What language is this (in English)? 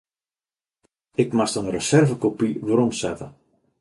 Western Frisian